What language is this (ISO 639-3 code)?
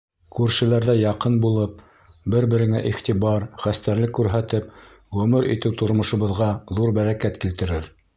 bak